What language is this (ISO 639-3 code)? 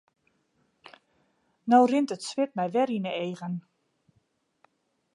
fry